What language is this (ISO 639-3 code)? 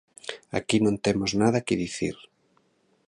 glg